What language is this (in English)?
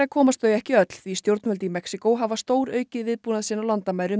Icelandic